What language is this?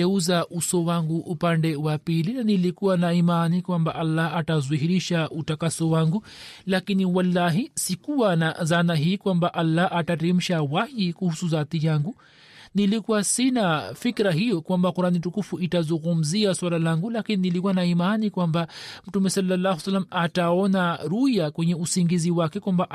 Swahili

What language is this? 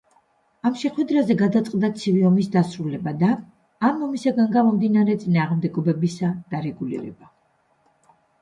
Georgian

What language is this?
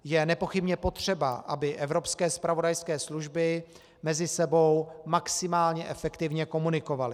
Czech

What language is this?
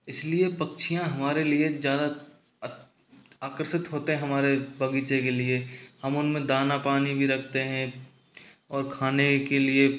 Hindi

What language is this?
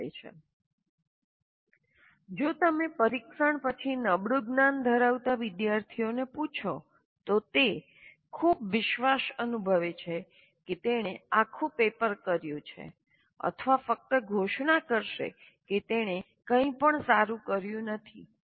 Gujarati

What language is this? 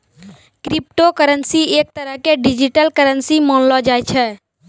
Maithili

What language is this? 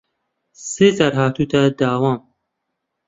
Central Kurdish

